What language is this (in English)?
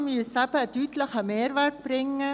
Swiss German